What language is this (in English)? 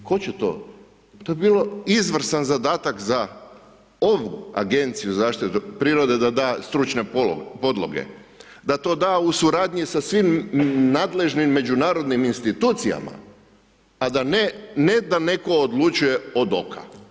Croatian